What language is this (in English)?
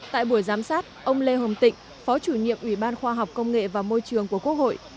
Vietnamese